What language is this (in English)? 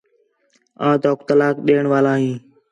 Khetrani